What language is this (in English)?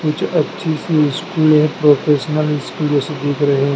Hindi